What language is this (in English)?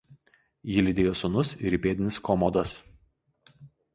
Lithuanian